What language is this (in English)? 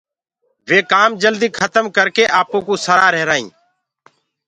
Gurgula